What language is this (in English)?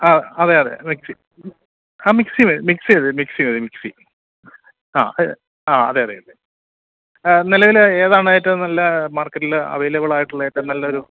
Malayalam